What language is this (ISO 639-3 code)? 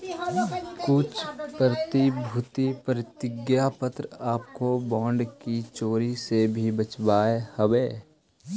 mag